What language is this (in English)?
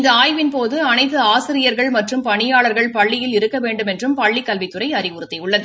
Tamil